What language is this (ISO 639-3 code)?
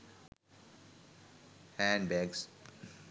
sin